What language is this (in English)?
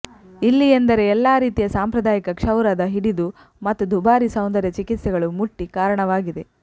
Kannada